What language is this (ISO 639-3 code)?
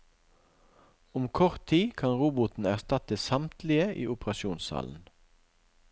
nor